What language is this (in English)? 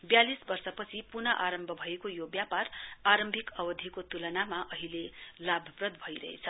Nepali